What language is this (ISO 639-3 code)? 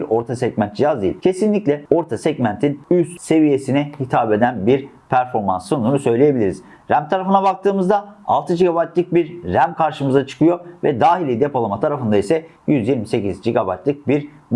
tur